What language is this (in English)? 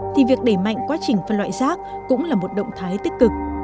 Vietnamese